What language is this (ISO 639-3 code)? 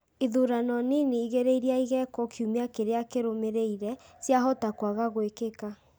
kik